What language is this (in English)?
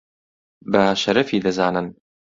Central Kurdish